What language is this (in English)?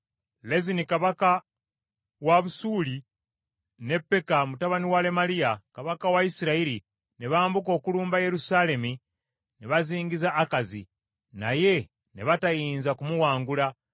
Ganda